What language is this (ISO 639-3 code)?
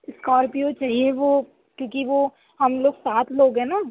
urd